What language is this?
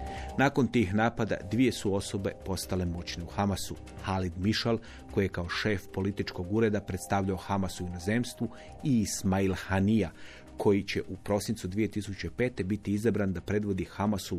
Croatian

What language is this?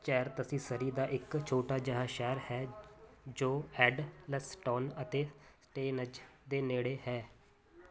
Punjabi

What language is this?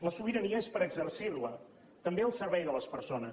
Catalan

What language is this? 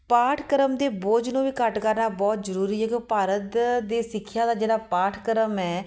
Punjabi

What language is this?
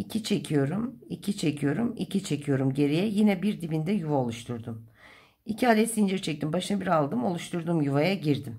Turkish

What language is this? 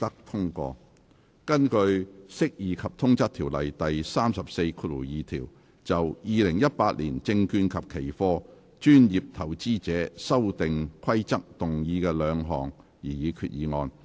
Cantonese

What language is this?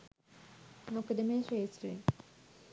Sinhala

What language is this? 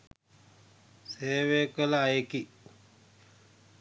Sinhala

